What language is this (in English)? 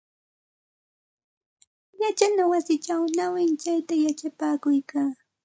Santa Ana de Tusi Pasco Quechua